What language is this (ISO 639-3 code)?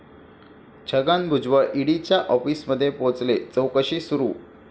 mar